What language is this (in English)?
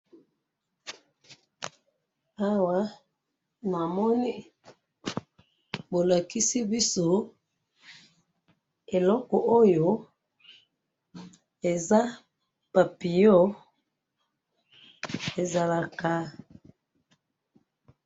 Lingala